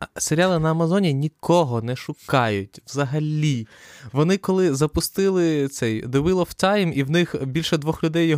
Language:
Ukrainian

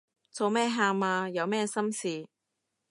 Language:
Cantonese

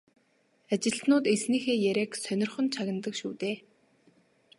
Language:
Mongolian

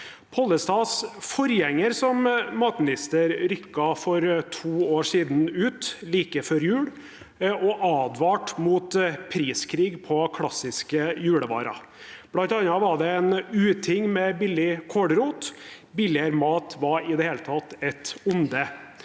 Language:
Norwegian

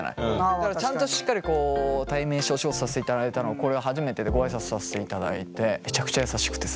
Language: Japanese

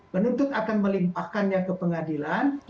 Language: Indonesian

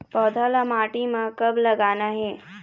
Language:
Chhattisgarhi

